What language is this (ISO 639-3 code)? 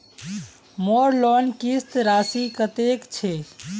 mag